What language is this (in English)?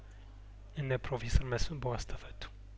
Amharic